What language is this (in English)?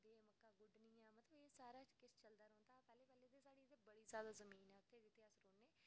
Dogri